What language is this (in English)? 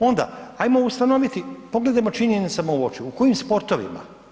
Croatian